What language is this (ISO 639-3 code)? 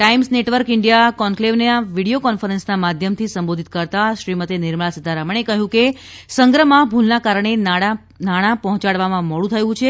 guj